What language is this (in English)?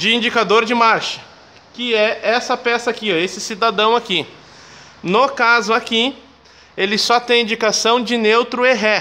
Portuguese